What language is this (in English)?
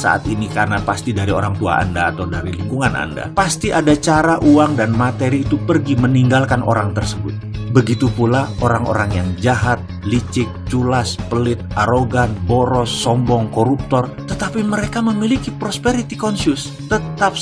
Indonesian